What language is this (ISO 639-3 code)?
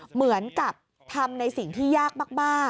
tha